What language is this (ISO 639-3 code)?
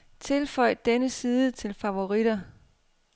dan